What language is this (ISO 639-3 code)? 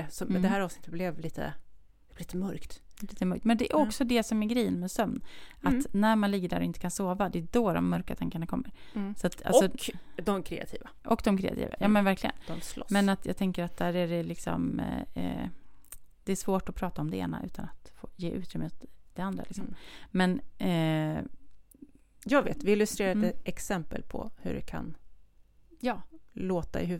swe